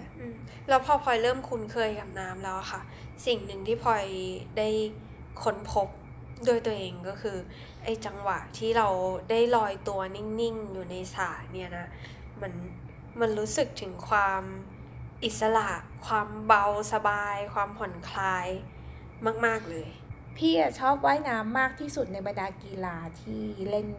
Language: Thai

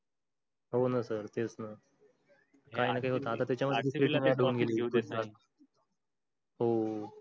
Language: Marathi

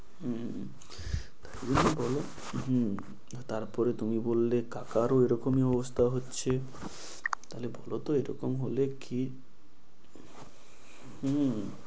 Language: Bangla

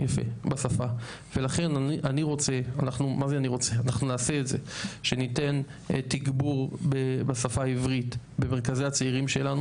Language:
Hebrew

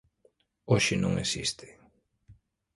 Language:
Galician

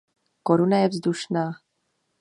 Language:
Czech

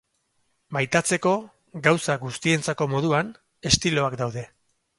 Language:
Basque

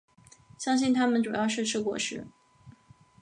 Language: Chinese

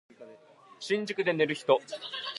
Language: Japanese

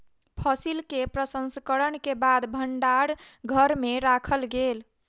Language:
Maithili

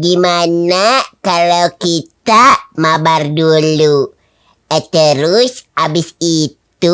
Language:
Indonesian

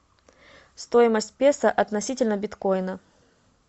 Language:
Russian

